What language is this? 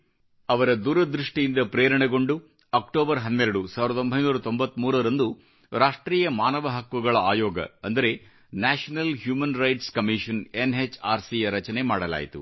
Kannada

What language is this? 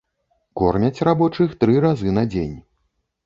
Belarusian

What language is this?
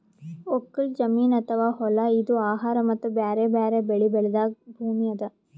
Kannada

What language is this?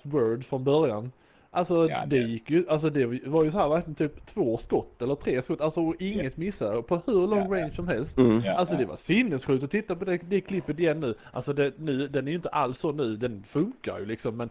Swedish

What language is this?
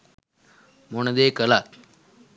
Sinhala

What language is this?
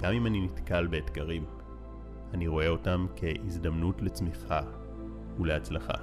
Hebrew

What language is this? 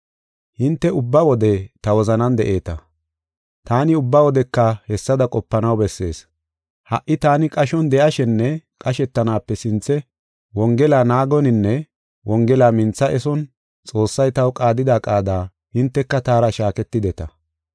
Gofa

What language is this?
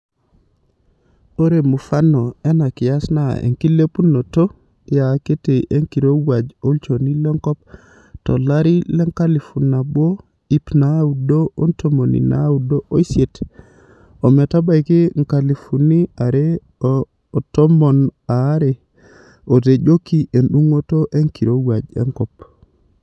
Masai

